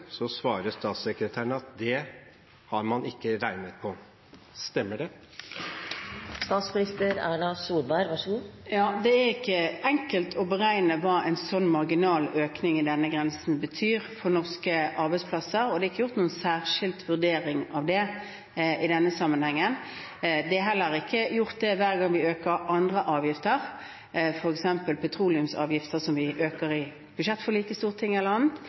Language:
Norwegian Bokmål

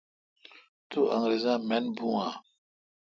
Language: Kalkoti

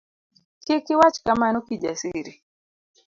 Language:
Luo (Kenya and Tanzania)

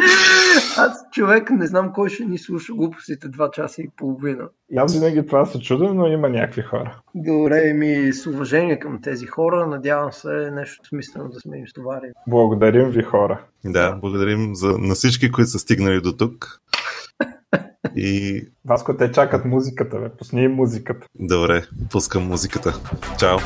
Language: Bulgarian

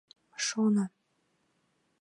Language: Mari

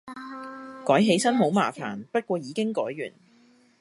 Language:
Cantonese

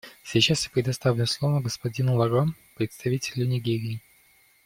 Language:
Russian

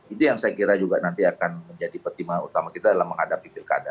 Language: Indonesian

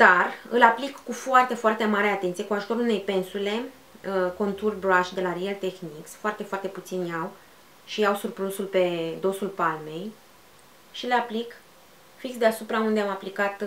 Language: Romanian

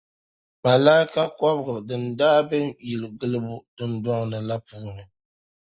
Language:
Dagbani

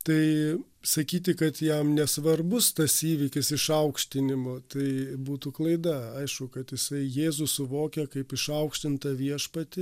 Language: Lithuanian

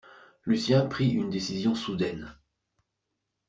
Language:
French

